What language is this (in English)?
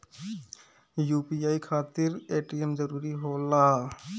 Bhojpuri